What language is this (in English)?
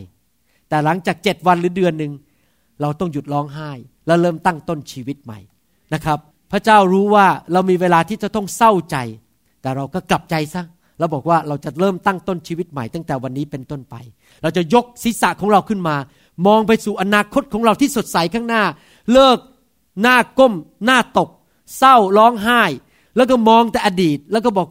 Thai